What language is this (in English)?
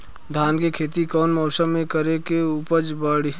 Bhojpuri